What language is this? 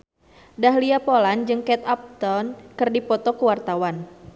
Sundanese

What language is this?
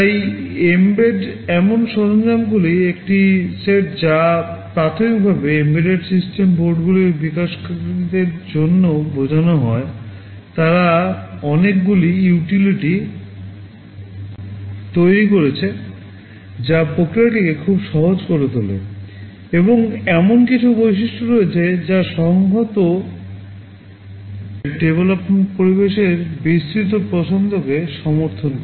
Bangla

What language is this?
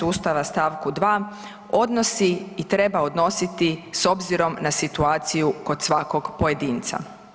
Croatian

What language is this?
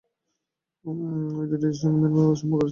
Bangla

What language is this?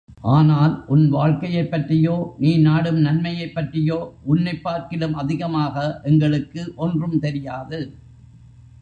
Tamil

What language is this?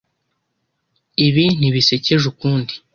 Kinyarwanda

